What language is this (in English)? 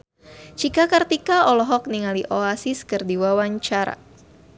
Sundanese